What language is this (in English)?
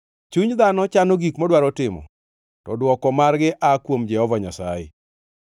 Luo (Kenya and Tanzania)